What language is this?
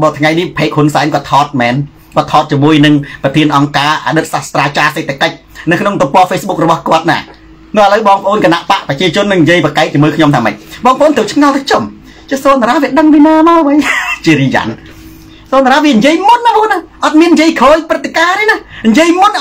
Thai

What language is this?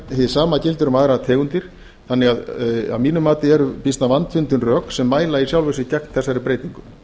Icelandic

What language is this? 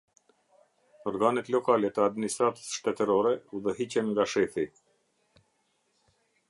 Albanian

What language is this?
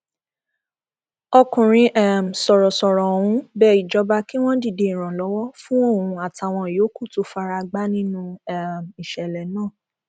Yoruba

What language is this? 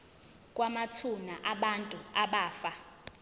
Zulu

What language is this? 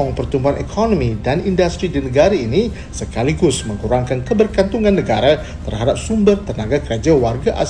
Malay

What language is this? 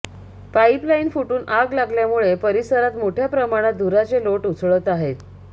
Marathi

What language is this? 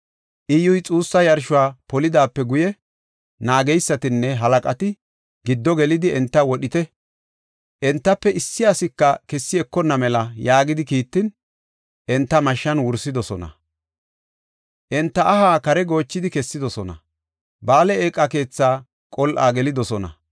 Gofa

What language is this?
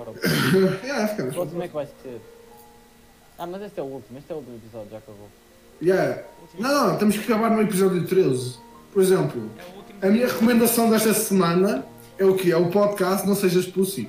Portuguese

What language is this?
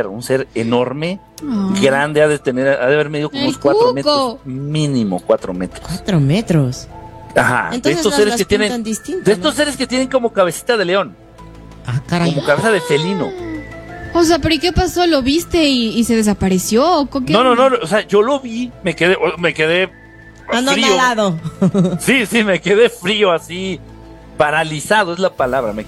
Spanish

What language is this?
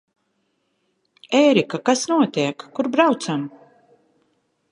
Latvian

